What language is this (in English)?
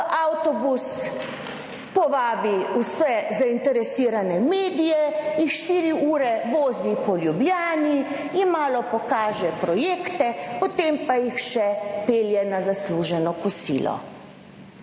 Slovenian